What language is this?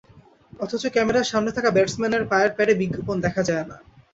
Bangla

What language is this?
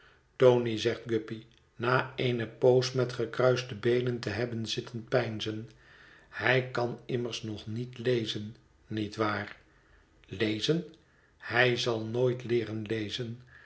Dutch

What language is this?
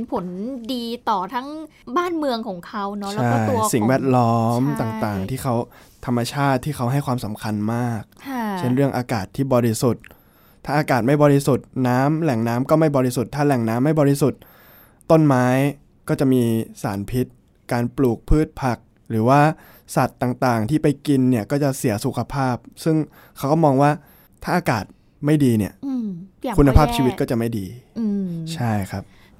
Thai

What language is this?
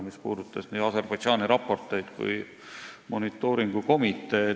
Estonian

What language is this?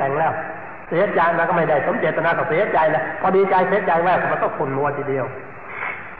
Thai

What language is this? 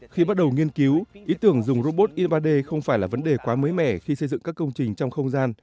Vietnamese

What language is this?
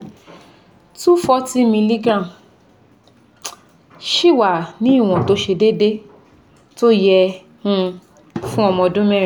Yoruba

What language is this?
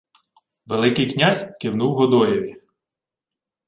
Ukrainian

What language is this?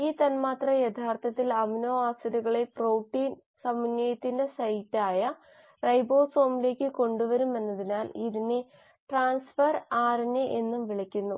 Malayalam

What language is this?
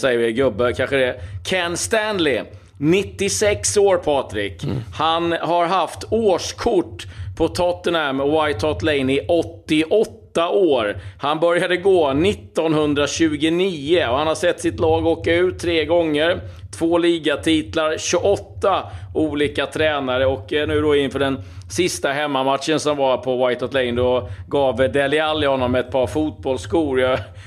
Swedish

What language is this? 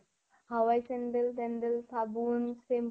Assamese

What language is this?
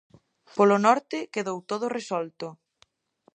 Galician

